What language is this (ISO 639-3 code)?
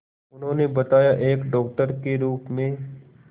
hin